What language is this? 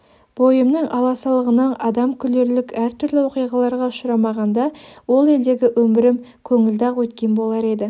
Kazakh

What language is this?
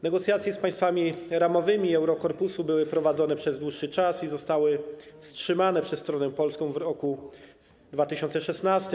Polish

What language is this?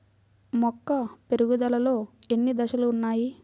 Telugu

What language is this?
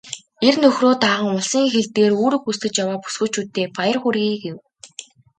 Mongolian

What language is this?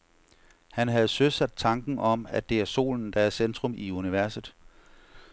Danish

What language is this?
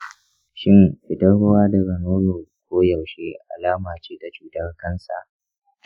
Hausa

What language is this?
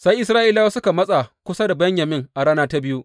Hausa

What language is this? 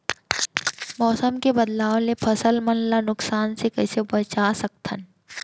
Chhattisgarhi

